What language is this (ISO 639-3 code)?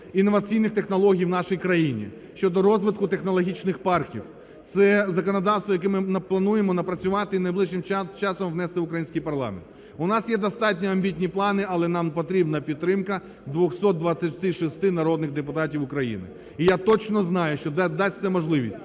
ukr